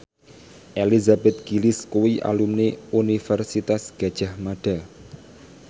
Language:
Javanese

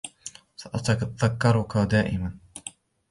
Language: Arabic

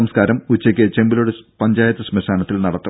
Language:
Malayalam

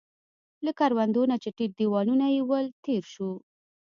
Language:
Pashto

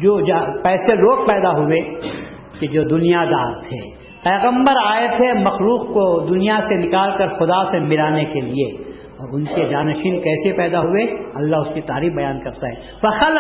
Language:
Urdu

